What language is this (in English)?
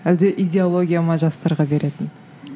Kazakh